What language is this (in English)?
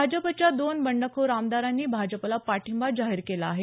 Marathi